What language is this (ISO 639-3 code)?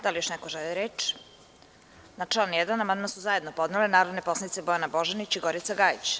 srp